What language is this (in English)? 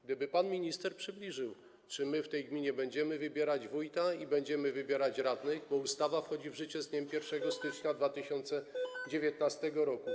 Polish